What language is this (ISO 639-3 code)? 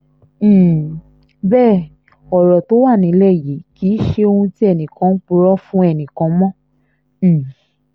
yor